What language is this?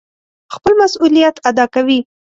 Pashto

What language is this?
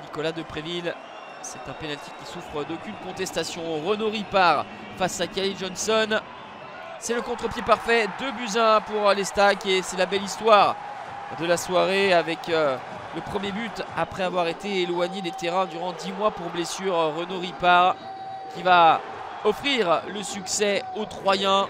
French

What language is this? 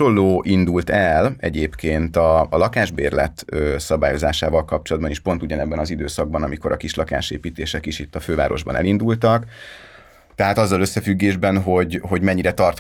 Hungarian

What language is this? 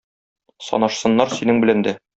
Tatar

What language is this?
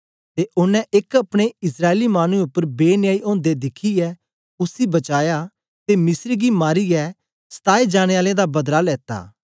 Dogri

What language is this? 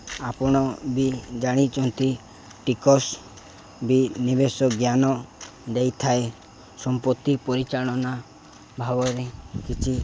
Odia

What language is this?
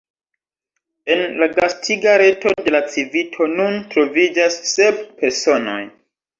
Esperanto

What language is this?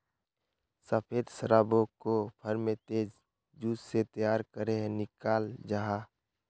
Magahi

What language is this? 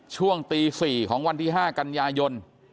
Thai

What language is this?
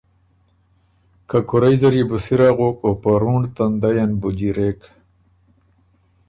Ormuri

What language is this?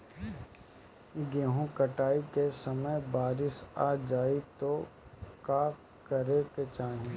Bhojpuri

